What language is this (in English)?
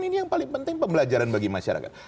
Indonesian